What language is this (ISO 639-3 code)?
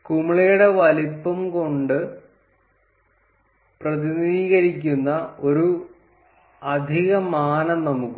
mal